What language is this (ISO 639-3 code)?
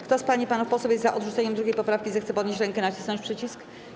pol